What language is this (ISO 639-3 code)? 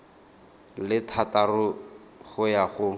tsn